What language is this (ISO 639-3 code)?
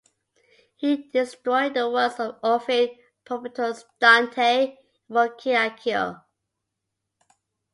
eng